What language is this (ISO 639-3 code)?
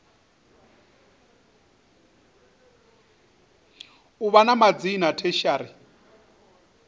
ven